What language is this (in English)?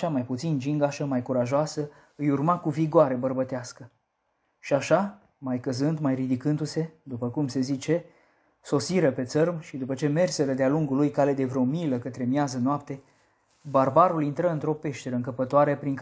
Romanian